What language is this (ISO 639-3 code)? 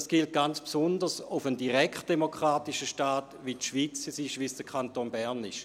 gsw